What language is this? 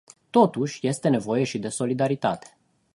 Romanian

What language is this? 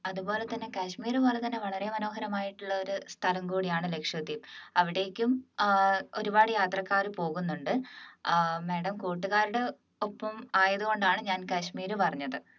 Malayalam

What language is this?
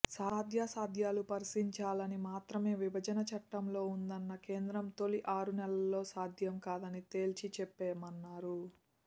Telugu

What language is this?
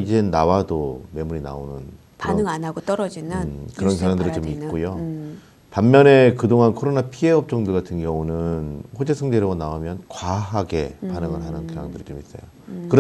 Korean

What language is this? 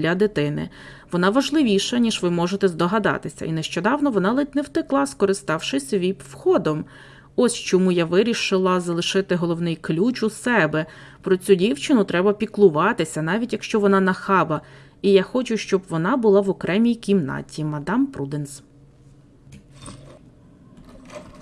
Ukrainian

